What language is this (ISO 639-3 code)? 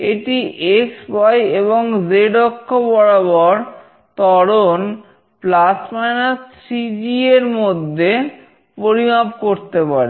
ben